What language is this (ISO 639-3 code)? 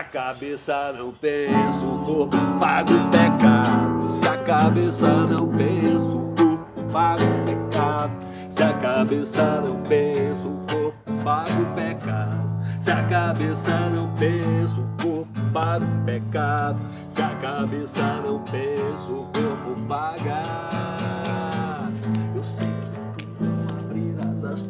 por